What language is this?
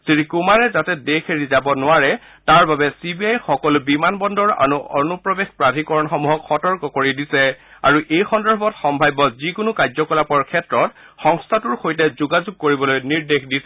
Assamese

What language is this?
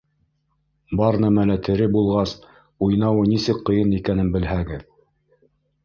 Bashkir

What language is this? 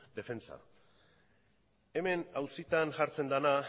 Basque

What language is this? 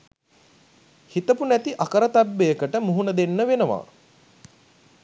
Sinhala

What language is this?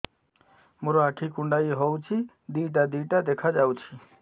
Odia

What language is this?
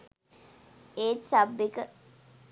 Sinhala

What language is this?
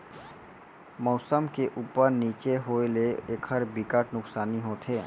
Chhattisgarhi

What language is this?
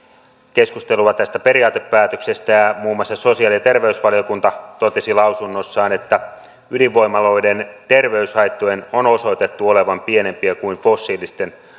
Finnish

